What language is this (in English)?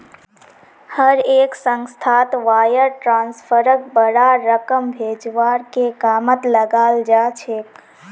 Magahi